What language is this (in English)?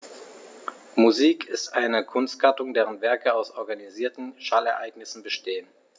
German